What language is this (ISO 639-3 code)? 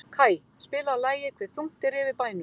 isl